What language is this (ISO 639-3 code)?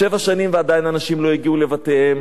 heb